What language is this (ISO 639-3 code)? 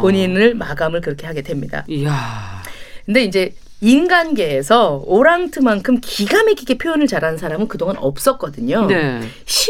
kor